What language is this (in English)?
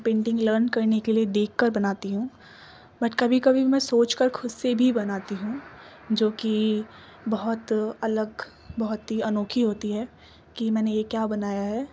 Urdu